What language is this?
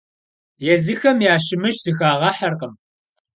Kabardian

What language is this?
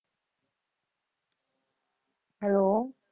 Punjabi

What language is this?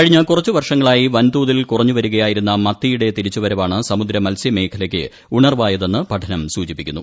Malayalam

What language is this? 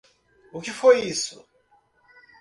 Portuguese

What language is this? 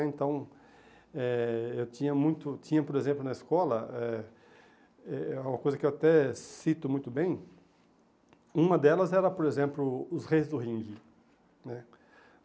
Portuguese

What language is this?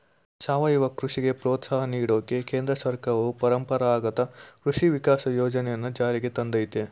Kannada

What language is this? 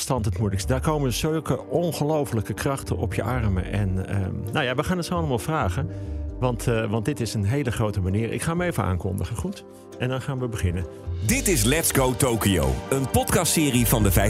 Dutch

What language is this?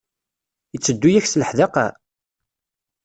Kabyle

